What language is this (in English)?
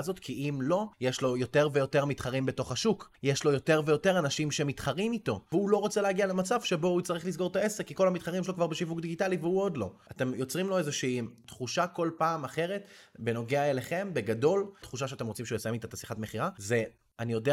Hebrew